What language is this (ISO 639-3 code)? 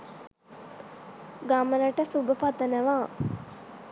sin